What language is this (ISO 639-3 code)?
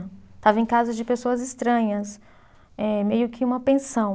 por